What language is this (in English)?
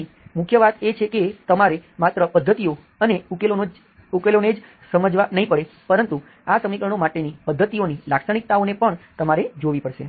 Gujarati